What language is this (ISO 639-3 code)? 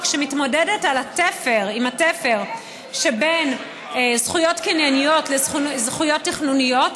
heb